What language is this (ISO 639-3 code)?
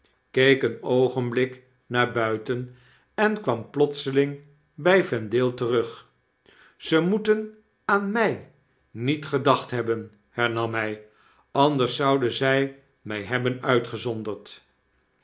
nld